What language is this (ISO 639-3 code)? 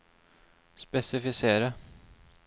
nor